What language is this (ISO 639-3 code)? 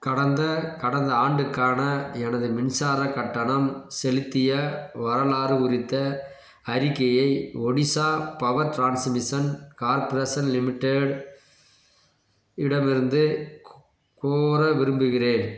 tam